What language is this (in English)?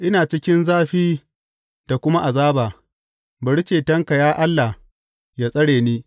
Hausa